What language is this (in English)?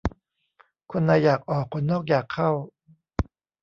Thai